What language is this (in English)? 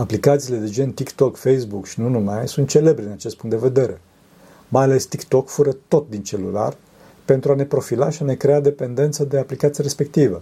Romanian